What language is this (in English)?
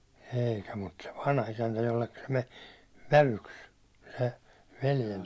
Finnish